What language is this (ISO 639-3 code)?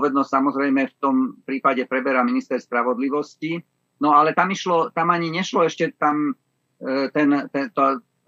slk